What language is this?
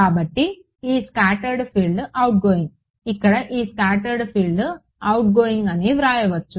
Telugu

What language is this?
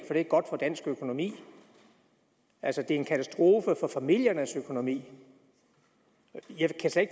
Danish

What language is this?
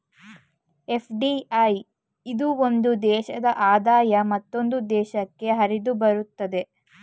Kannada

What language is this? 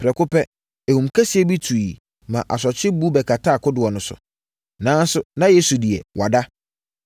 Akan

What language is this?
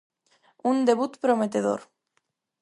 Galician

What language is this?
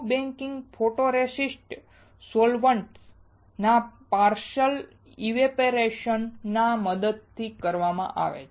Gujarati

